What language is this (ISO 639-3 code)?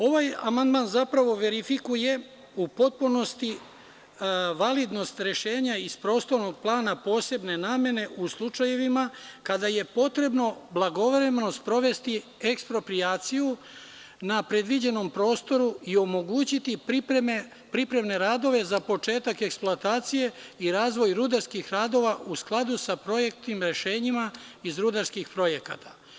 srp